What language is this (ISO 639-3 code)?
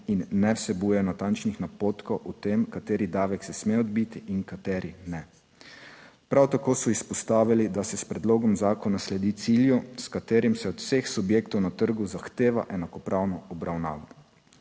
slv